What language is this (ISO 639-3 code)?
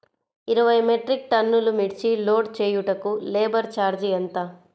tel